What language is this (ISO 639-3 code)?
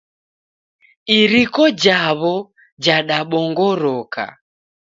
dav